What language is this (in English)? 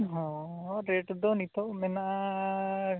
Santali